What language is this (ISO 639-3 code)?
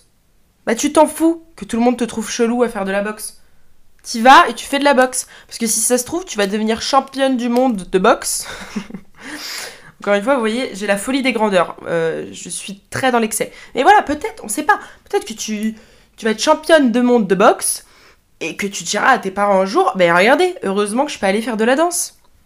fra